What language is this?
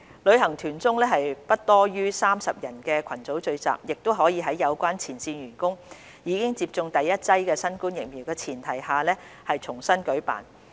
Cantonese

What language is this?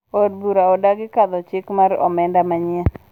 Luo (Kenya and Tanzania)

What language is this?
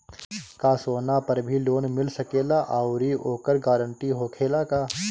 Bhojpuri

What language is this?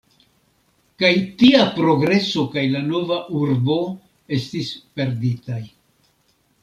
Esperanto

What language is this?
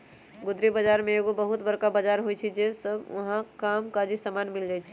Magahi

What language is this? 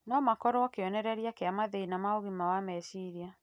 Kikuyu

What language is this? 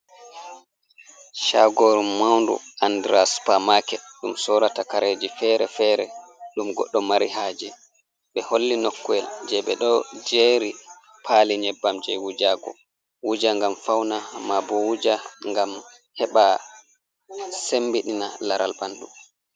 Fula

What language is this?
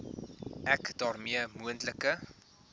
Afrikaans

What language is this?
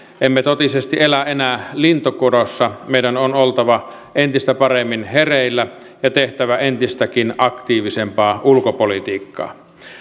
Finnish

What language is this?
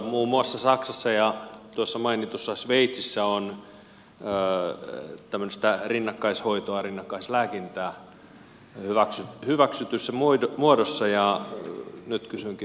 Finnish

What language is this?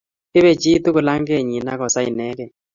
Kalenjin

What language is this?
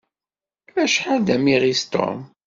Kabyle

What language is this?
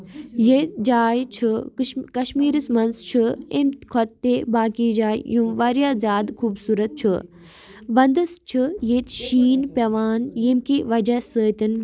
Kashmiri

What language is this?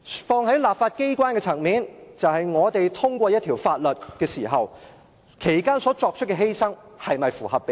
Cantonese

